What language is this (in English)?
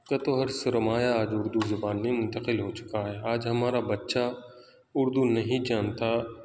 Urdu